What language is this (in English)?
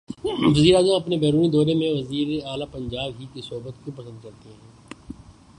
Urdu